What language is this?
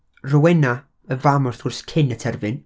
Welsh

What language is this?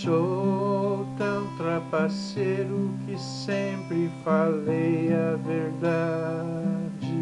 Portuguese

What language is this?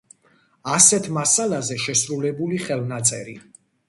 Georgian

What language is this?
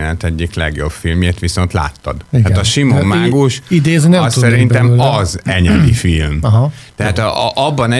Hungarian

